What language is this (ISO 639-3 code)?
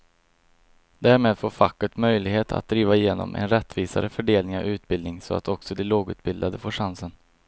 swe